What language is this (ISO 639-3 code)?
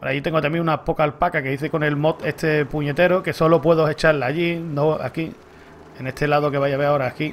spa